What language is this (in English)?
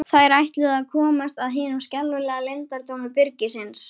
Icelandic